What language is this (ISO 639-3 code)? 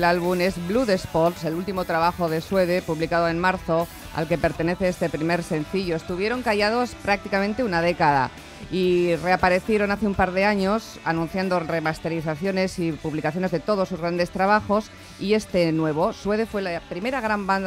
spa